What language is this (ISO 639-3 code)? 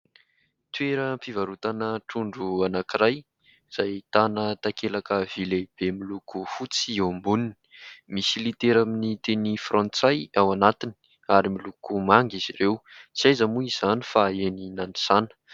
mlg